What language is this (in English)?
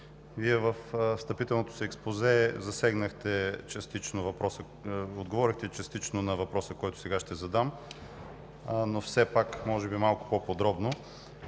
Bulgarian